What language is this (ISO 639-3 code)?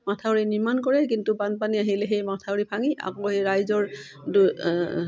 asm